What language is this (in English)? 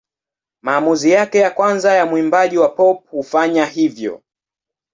Swahili